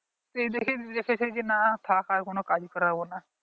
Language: Bangla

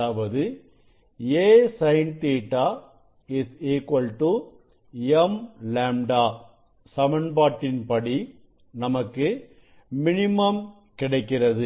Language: Tamil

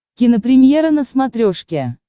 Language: Russian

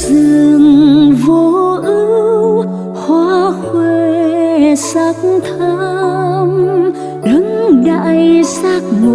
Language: Vietnamese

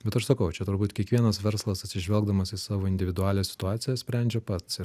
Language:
Lithuanian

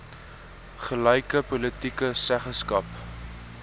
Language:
Afrikaans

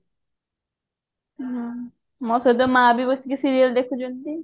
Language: Odia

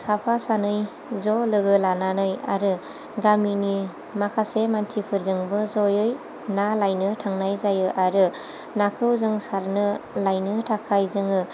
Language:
Bodo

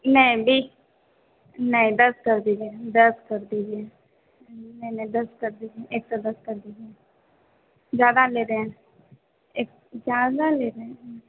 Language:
Hindi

